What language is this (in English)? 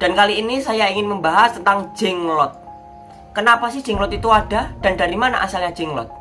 Indonesian